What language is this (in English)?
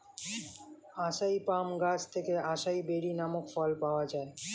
Bangla